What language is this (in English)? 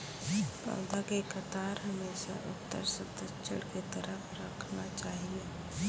Maithili